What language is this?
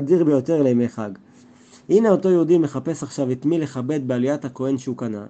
Hebrew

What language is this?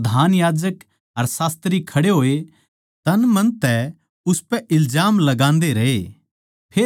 Haryanvi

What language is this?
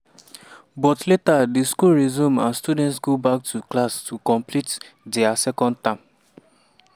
Nigerian Pidgin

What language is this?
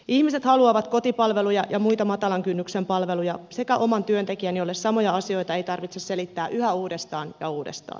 Finnish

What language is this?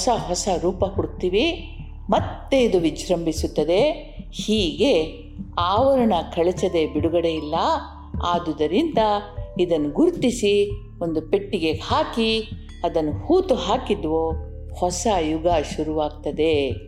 Kannada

